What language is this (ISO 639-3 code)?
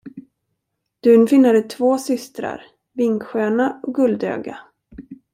swe